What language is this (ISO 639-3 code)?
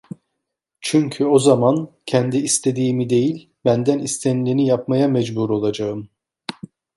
tur